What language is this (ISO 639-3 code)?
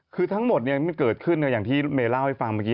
tha